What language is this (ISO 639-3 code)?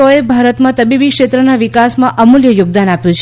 guj